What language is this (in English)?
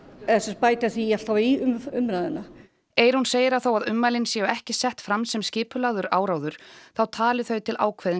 Icelandic